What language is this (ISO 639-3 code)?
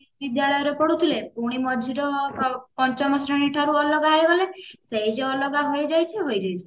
ori